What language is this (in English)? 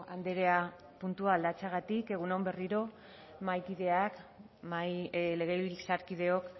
Basque